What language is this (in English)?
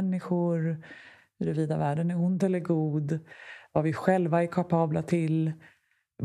Swedish